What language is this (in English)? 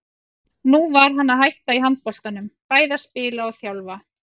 Icelandic